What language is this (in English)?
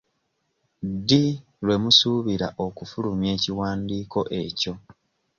Ganda